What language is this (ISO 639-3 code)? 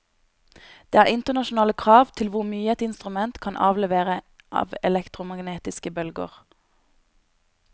nor